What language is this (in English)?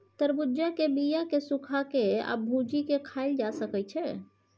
Maithili